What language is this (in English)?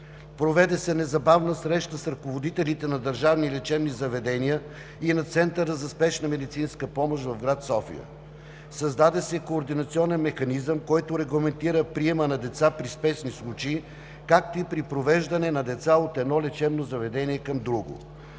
Bulgarian